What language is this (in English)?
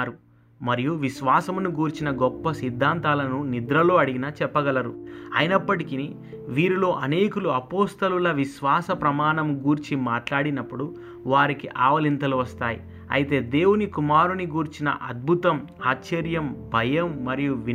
Telugu